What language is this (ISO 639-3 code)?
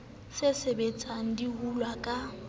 sot